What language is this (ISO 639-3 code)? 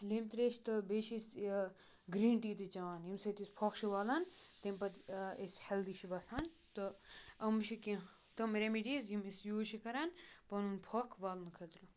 kas